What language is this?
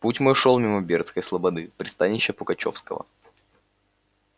Russian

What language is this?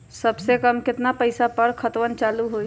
Magahi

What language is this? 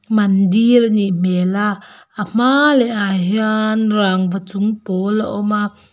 Mizo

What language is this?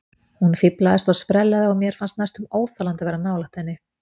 Icelandic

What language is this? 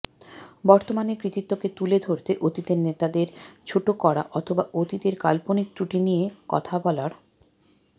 Bangla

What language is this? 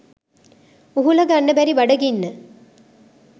Sinhala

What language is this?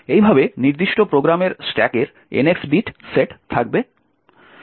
Bangla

